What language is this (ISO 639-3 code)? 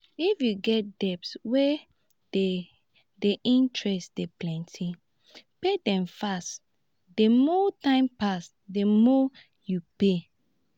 pcm